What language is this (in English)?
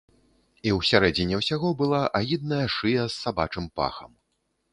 Belarusian